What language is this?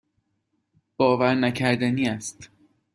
Persian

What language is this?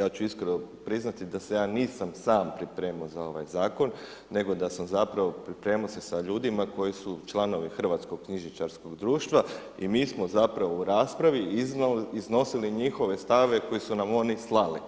Croatian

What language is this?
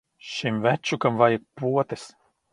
Latvian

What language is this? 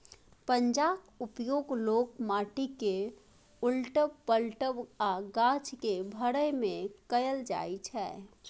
Maithili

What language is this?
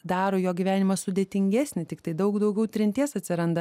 Lithuanian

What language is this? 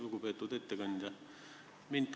Estonian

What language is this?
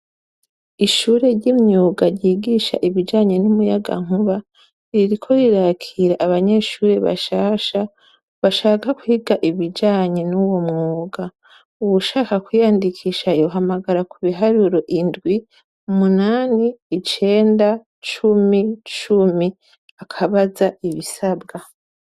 Rundi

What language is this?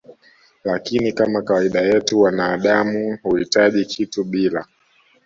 Swahili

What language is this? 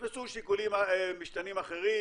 Hebrew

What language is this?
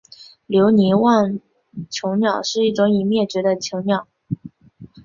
Chinese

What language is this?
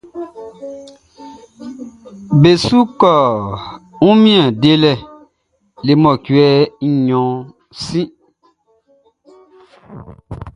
Baoulé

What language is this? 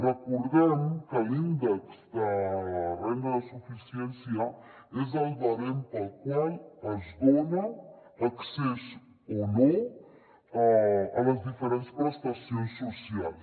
Catalan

